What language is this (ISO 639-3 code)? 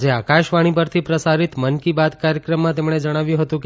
guj